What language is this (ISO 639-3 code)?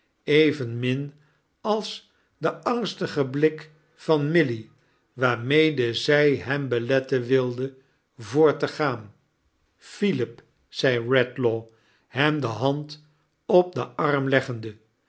nld